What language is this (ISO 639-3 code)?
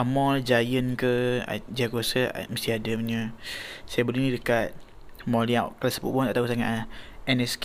msa